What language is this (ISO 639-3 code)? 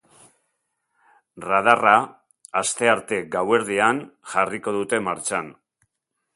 eus